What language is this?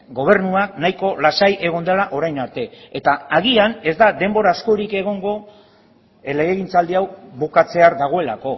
Basque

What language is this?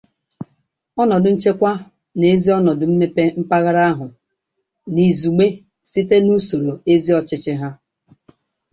Igbo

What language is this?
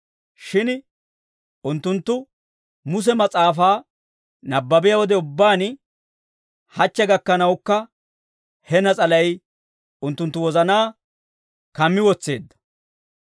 Dawro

